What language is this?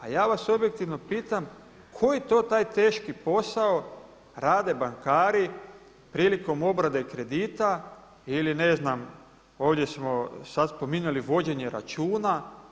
Croatian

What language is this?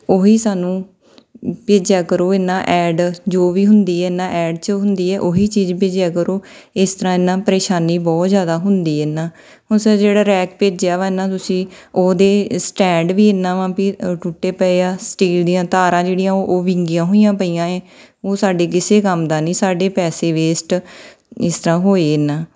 Punjabi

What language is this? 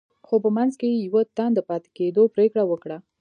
Pashto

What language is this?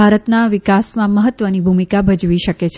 Gujarati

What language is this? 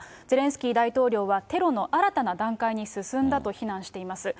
Japanese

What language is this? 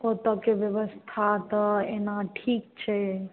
Maithili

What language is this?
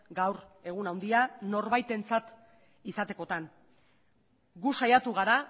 Basque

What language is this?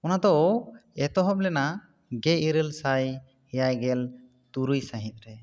Santali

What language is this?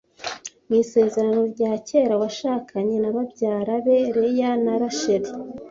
Kinyarwanda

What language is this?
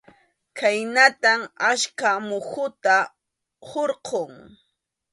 Arequipa-La Unión Quechua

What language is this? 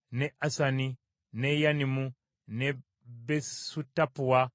Ganda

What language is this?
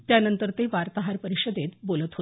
Marathi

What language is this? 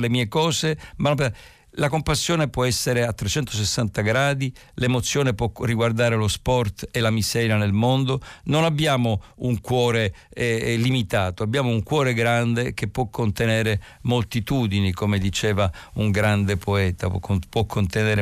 Italian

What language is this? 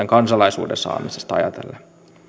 Finnish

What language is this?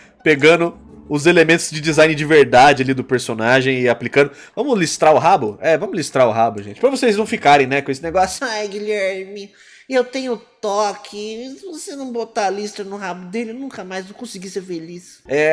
Portuguese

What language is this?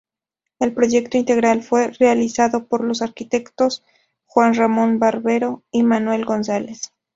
Spanish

